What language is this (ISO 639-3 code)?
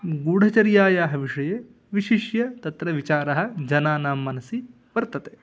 san